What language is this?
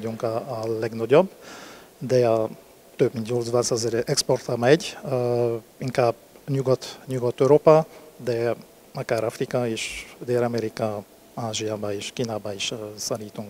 Hungarian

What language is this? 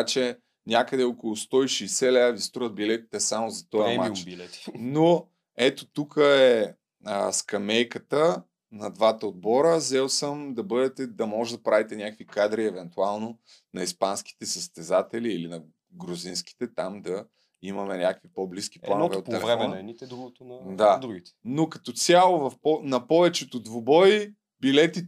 Bulgarian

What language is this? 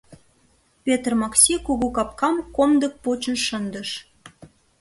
Mari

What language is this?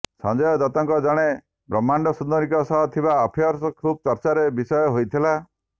Odia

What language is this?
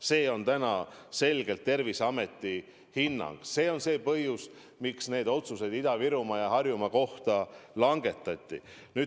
Estonian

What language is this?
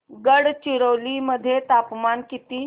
Marathi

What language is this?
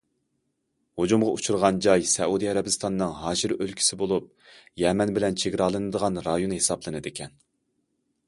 Uyghur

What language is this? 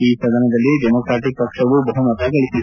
Kannada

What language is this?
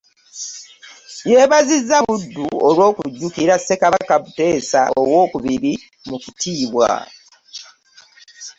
Ganda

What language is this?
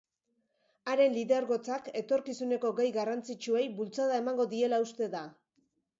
Basque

